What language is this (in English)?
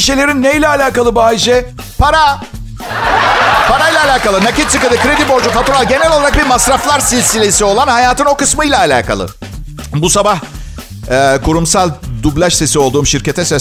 Turkish